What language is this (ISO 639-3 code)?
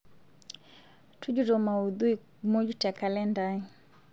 mas